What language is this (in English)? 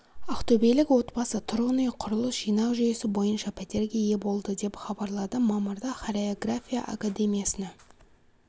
Kazakh